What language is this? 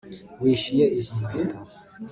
Kinyarwanda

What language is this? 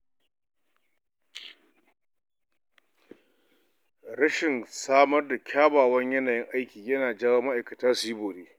Hausa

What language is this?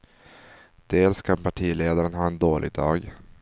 Swedish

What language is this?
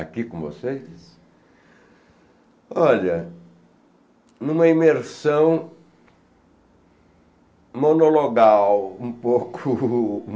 Portuguese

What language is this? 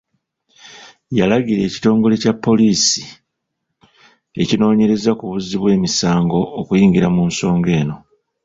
Ganda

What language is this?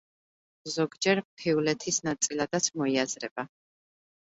Georgian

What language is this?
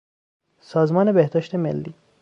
Persian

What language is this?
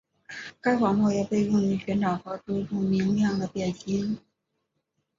Chinese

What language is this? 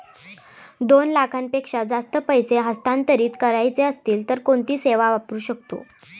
Marathi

